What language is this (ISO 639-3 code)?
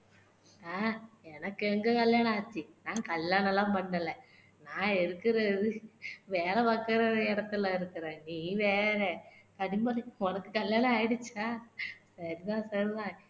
tam